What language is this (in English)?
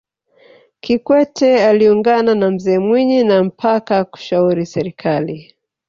Swahili